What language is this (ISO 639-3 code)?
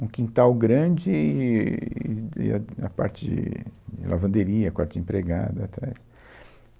por